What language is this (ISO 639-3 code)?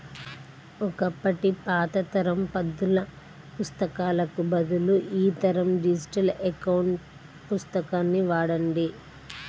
tel